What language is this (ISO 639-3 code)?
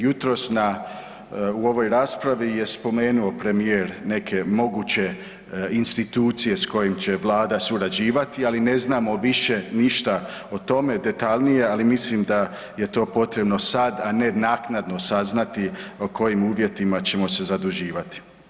hrv